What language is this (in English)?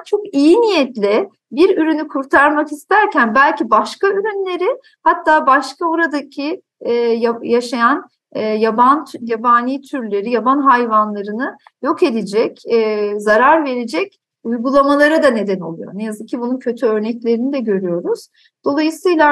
Turkish